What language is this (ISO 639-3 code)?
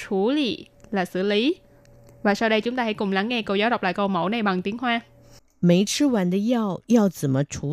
vie